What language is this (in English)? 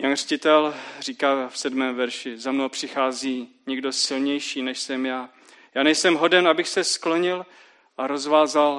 Czech